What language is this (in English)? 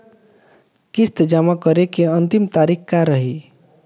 Bhojpuri